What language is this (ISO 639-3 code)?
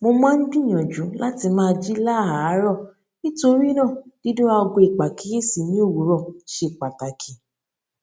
yor